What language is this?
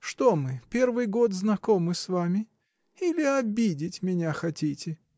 Russian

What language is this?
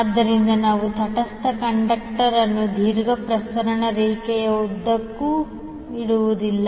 Kannada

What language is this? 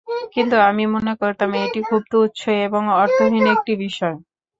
Bangla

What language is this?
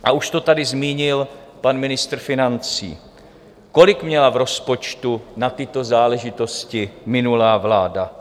Czech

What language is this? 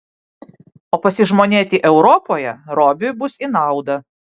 Lithuanian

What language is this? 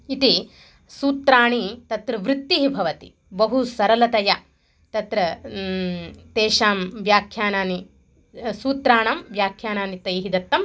Sanskrit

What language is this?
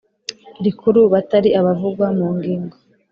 Kinyarwanda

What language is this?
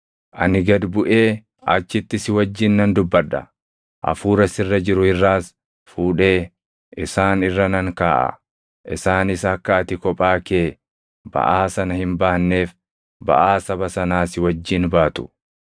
Oromo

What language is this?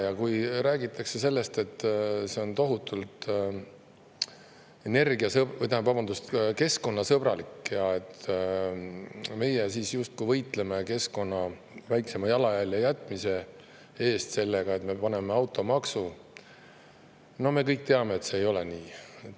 Estonian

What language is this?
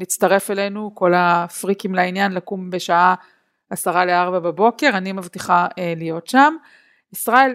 Hebrew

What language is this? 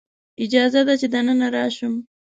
Pashto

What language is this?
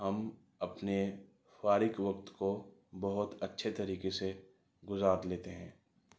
Urdu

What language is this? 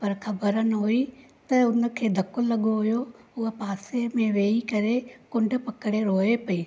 Sindhi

